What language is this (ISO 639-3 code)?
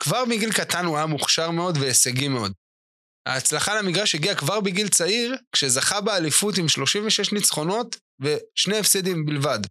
heb